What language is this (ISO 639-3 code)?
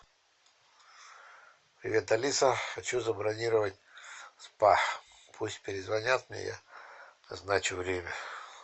rus